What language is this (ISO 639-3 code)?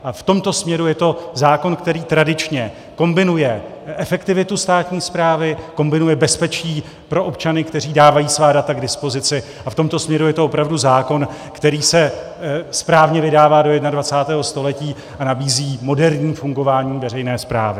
ces